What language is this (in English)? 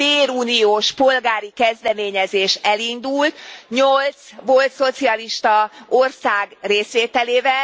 Hungarian